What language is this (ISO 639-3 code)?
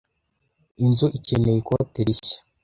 kin